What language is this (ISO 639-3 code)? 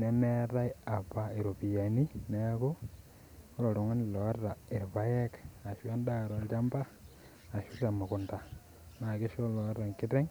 mas